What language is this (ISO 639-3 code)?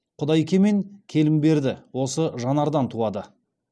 kaz